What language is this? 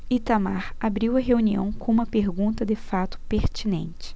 Portuguese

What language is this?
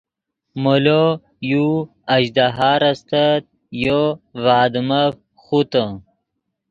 Yidgha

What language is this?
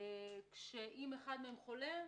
Hebrew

